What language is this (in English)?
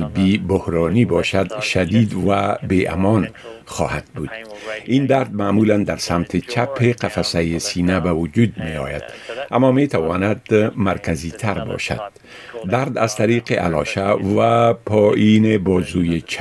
Persian